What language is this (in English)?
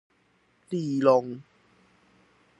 Chinese